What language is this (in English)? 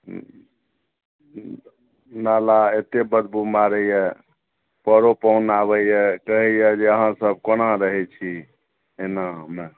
Maithili